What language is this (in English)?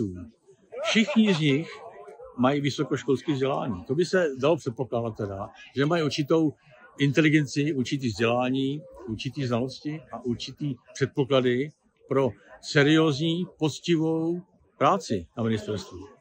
Czech